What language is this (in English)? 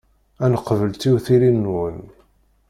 Kabyle